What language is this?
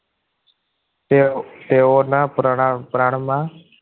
Gujarati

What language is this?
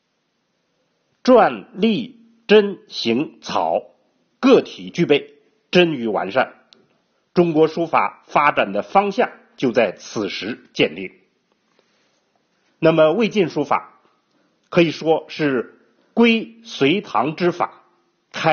Chinese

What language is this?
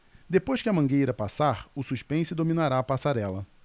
Portuguese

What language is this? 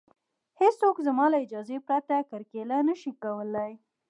Pashto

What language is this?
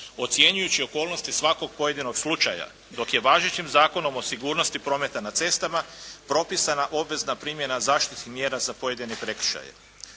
Croatian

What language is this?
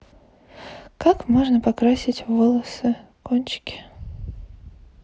Russian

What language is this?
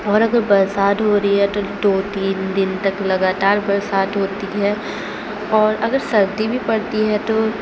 Urdu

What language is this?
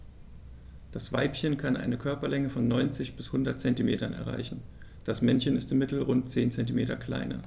German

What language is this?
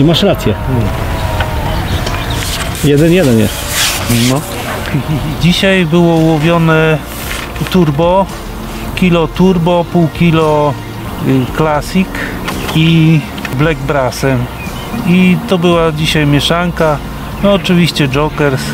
Polish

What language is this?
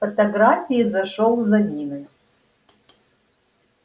Russian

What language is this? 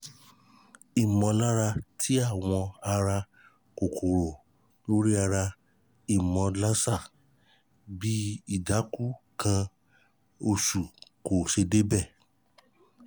Yoruba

